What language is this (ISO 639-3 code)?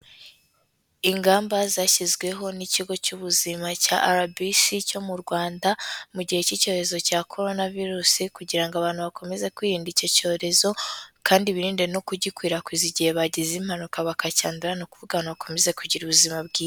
kin